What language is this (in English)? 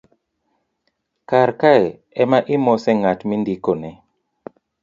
Luo (Kenya and Tanzania)